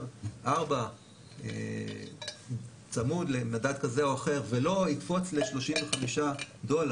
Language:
Hebrew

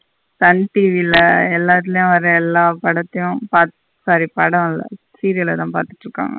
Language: Tamil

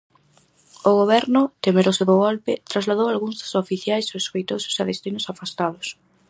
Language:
Galician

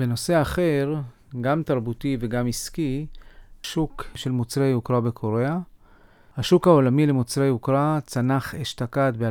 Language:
Hebrew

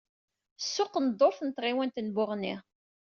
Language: Kabyle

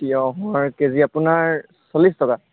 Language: Assamese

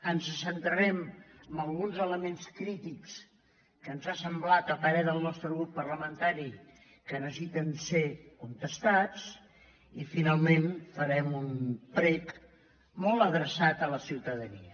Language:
Catalan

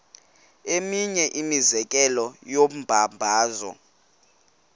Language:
Xhosa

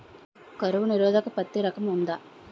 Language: Telugu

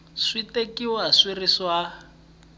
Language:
Tsonga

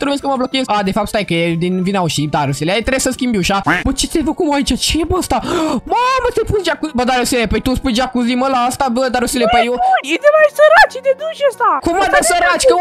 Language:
Romanian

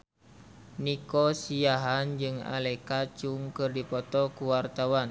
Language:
Sundanese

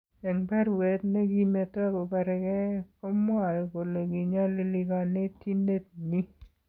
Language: Kalenjin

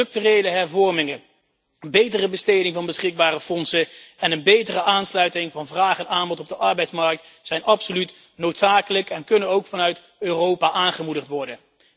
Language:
Dutch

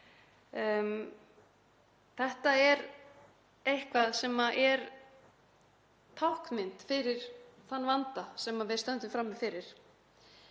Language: Icelandic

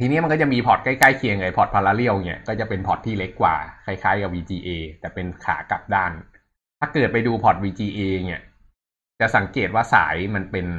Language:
Thai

